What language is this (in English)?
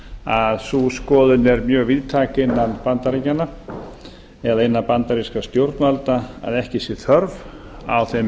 Icelandic